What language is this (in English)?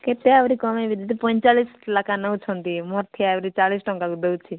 Odia